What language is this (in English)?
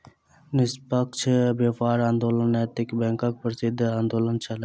Maithili